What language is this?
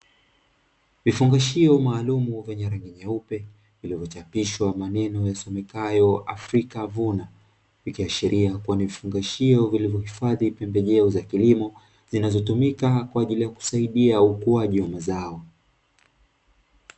Swahili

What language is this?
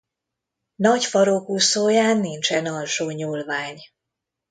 Hungarian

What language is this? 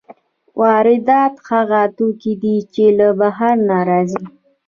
Pashto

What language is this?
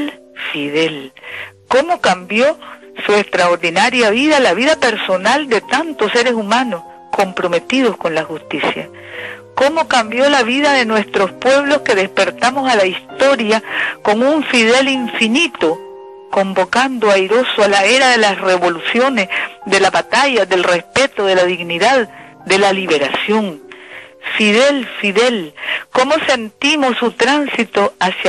Spanish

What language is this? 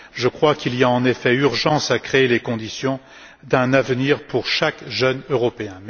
French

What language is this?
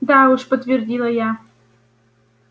Russian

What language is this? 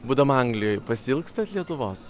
Lithuanian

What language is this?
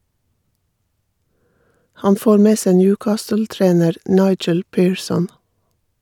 Norwegian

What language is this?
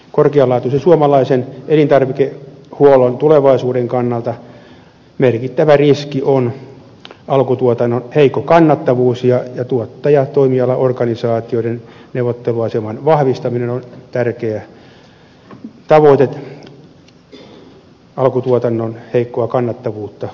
Finnish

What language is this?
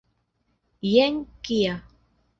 Esperanto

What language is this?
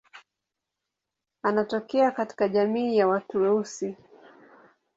Swahili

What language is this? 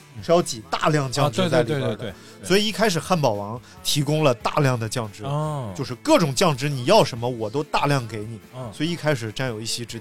Chinese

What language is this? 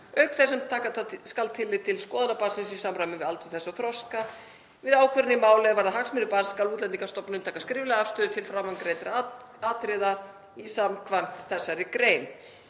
Icelandic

